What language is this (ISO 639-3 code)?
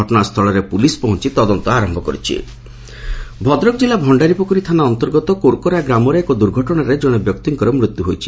ori